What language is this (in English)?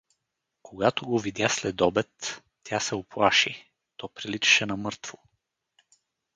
Bulgarian